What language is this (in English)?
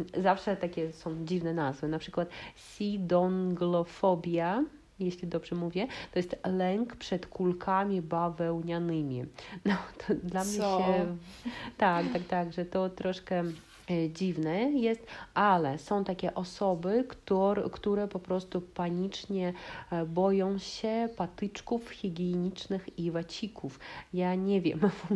Polish